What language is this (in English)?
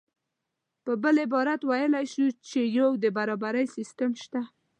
Pashto